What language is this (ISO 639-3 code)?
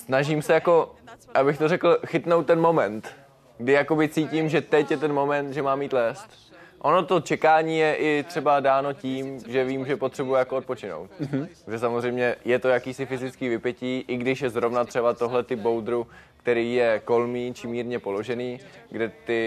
ces